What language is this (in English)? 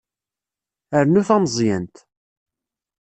Kabyle